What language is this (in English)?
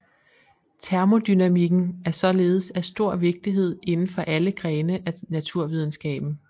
Danish